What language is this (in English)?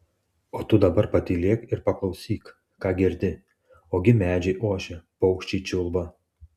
Lithuanian